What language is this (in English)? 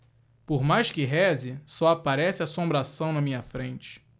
Portuguese